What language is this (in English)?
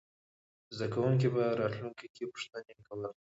Pashto